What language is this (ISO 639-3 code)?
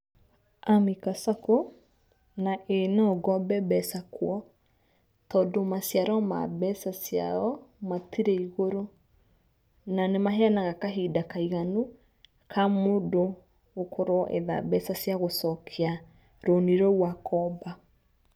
kik